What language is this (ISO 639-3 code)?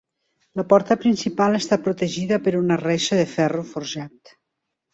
cat